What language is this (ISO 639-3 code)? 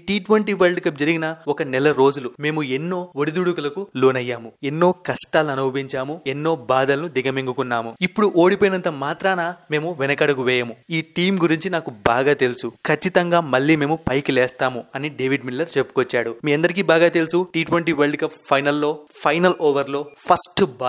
tel